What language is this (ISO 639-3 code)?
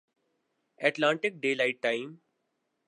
urd